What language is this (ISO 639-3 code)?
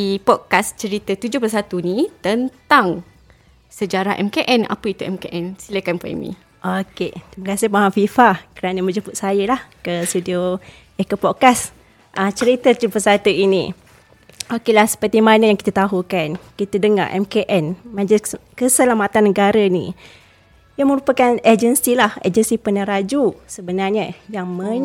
msa